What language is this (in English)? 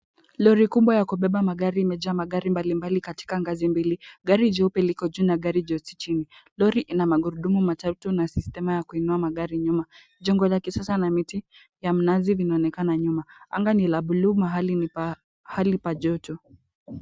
Swahili